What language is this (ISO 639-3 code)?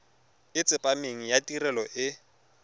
tsn